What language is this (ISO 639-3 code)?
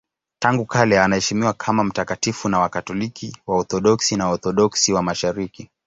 swa